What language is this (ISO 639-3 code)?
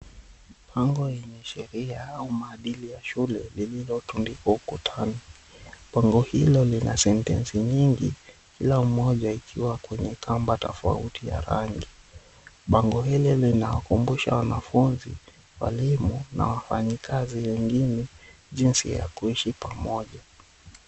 swa